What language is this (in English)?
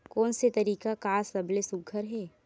Chhattisgarhi